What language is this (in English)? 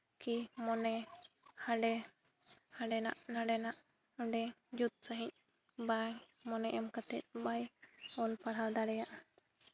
Santali